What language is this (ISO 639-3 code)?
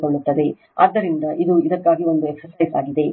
kan